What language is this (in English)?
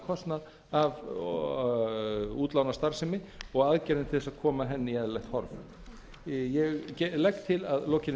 Icelandic